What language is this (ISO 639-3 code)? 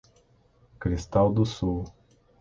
por